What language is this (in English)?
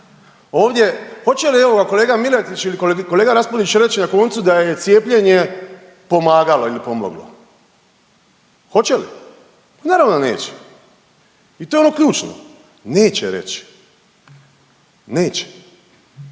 Croatian